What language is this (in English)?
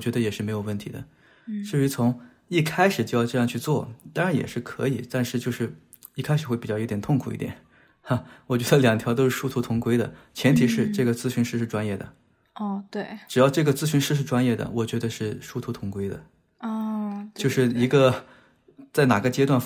Chinese